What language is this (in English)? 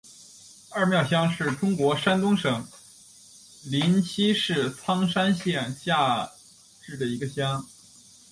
Chinese